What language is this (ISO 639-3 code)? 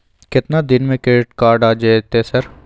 mai